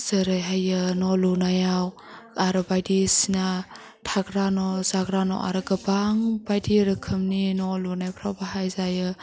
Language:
Bodo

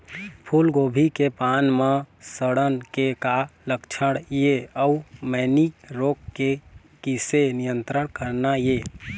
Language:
Chhattisgarhi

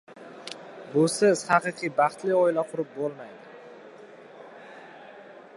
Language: Uzbek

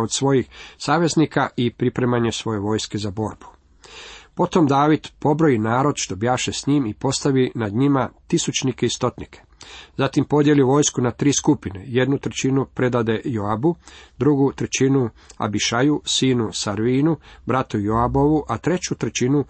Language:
Croatian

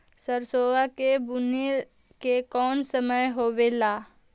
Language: Magahi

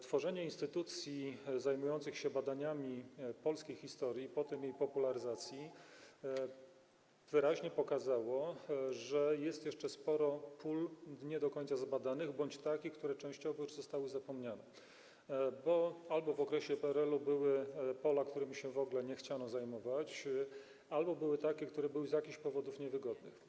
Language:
Polish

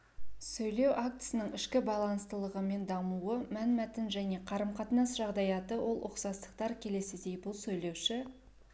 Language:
Kazakh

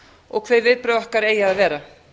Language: Icelandic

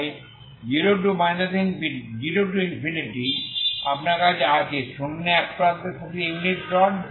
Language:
Bangla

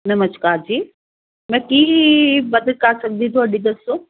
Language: Punjabi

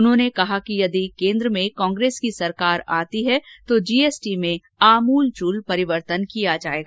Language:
Hindi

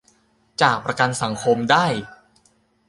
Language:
Thai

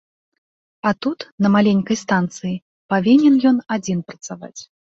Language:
Belarusian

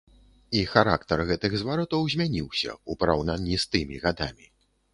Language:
Belarusian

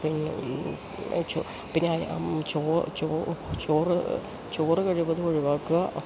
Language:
Malayalam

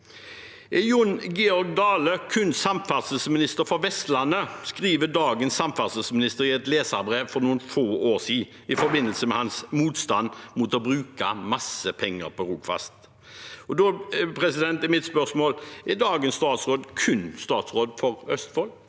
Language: Norwegian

